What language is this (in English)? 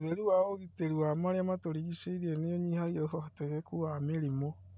Kikuyu